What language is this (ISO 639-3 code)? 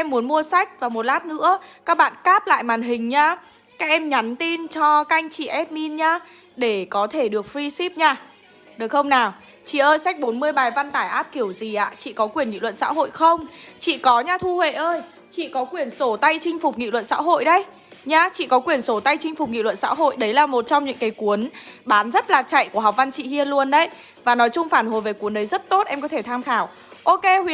vie